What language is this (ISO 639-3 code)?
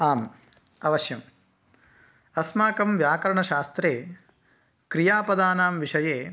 san